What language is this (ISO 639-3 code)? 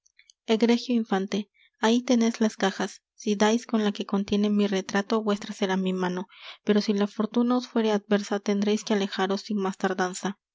spa